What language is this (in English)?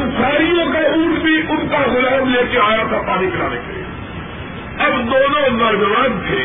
Urdu